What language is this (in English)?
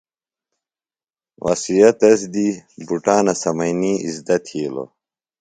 Phalura